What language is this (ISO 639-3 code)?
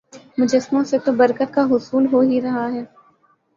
urd